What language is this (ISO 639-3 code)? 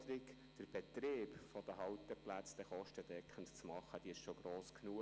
gsw